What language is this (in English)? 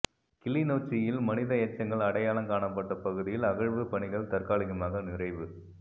Tamil